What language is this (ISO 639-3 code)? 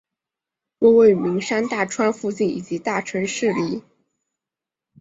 zho